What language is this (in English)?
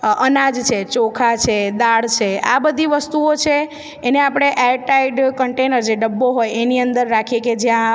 Gujarati